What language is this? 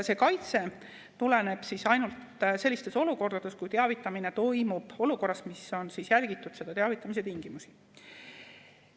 Estonian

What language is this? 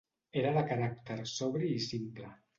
Catalan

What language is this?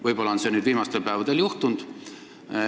Estonian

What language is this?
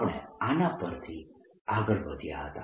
Gujarati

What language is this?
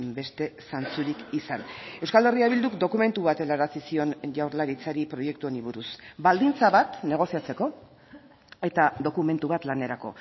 Basque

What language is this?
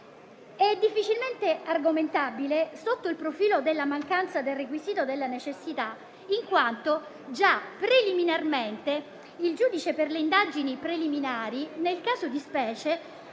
Italian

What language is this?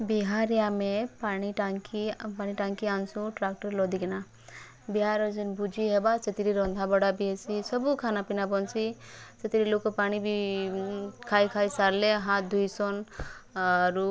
Odia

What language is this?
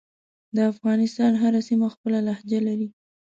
Pashto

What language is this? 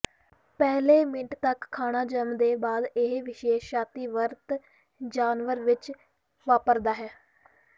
Punjabi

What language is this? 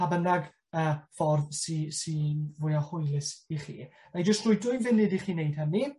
Welsh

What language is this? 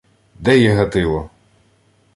Ukrainian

